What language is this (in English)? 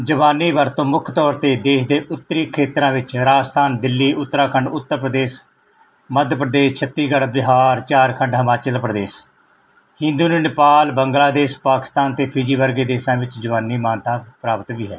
Punjabi